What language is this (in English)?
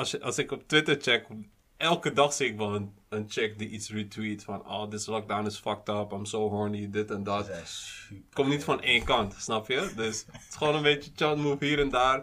Dutch